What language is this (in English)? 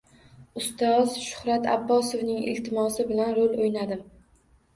Uzbek